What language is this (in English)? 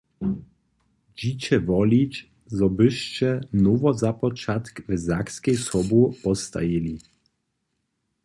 Upper Sorbian